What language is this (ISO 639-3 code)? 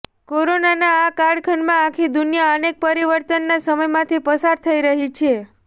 guj